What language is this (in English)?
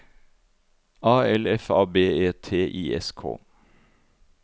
Norwegian